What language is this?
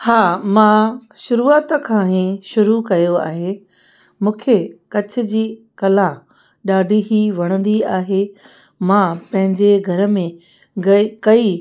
Sindhi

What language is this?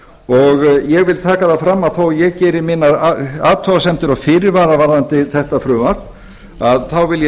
Icelandic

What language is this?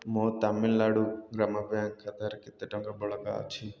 Odia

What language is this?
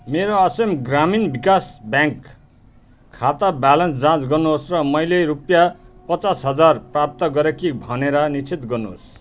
Nepali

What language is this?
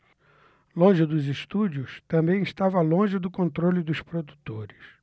Portuguese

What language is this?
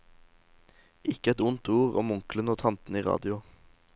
Norwegian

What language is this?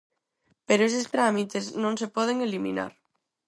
Galician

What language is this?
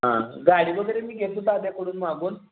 Marathi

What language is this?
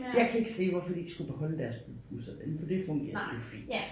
Danish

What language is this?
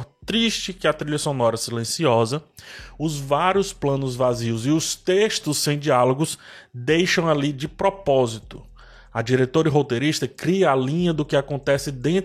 Portuguese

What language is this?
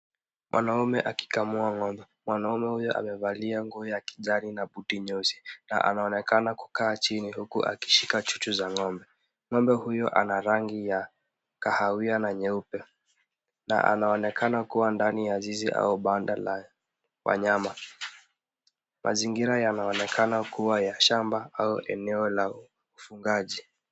Swahili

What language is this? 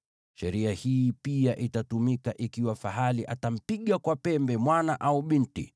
Swahili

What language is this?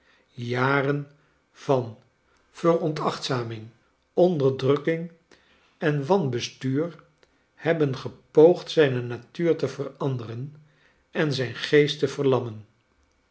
Dutch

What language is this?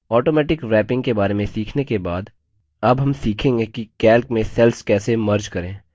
Hindi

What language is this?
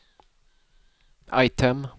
Swedish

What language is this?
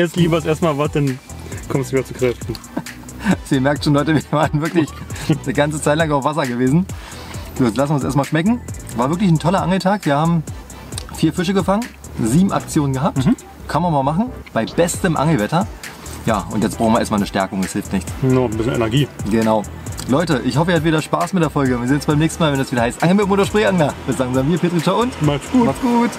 German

